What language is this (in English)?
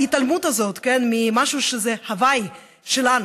Hebrew